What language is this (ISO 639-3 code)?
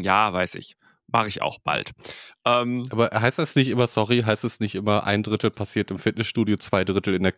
deu